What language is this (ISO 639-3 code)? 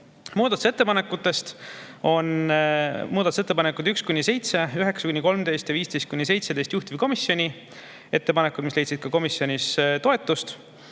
est